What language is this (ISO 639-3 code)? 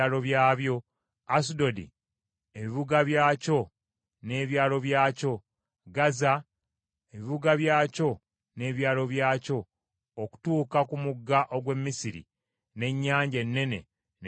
lug